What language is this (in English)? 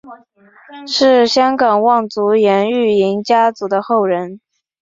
Chinese